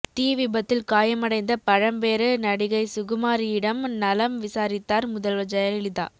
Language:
Tamil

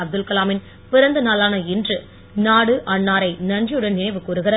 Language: Tamil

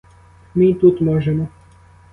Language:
Ukrainian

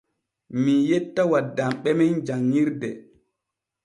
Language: Borgu Fulfulde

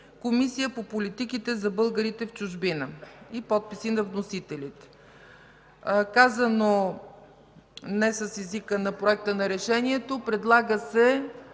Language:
Bulgarian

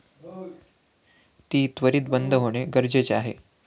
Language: Marathi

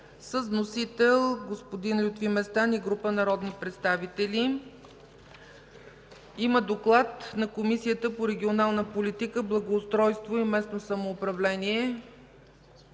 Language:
Bulgarian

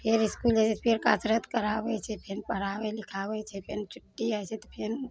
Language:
Maithili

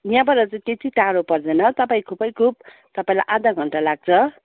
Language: Nepali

